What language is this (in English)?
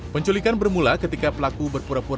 Indonesian